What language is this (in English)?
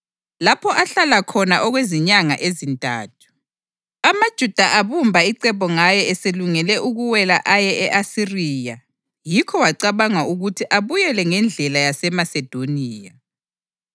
North Ndebele